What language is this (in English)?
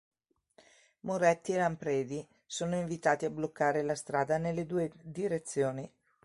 Italian